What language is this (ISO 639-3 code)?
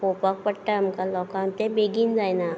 kok